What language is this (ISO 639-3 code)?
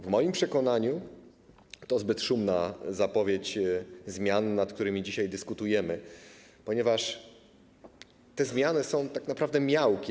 pol